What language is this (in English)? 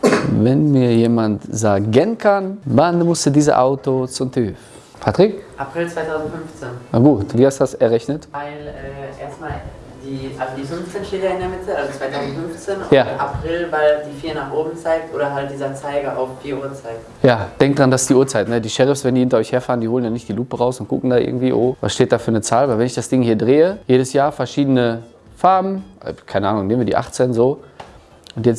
German